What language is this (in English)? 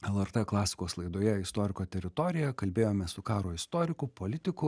Lithuanian